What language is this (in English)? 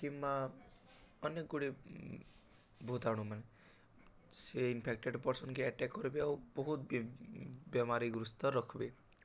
Odia